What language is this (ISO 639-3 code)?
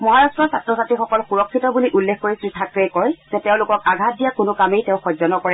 asm